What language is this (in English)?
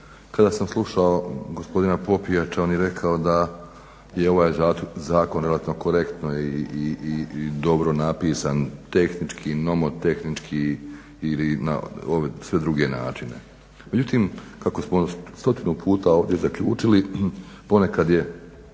Croatian